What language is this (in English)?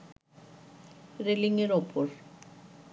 Bangla